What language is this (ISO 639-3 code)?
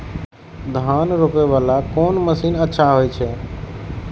mai